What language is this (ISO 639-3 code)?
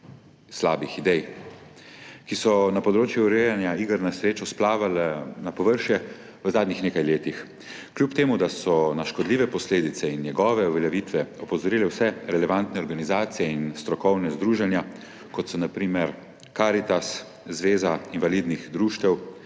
slv